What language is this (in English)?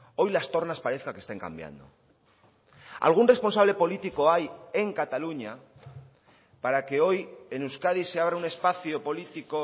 Spanish